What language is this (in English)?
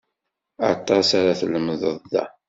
Kabyle